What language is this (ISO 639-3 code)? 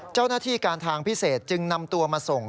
tha